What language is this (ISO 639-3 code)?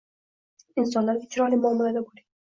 uzb